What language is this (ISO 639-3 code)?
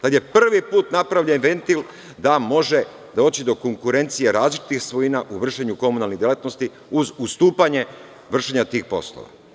srp